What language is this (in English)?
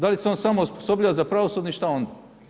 Croatian